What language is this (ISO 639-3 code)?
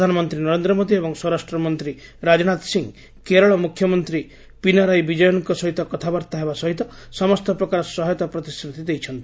ori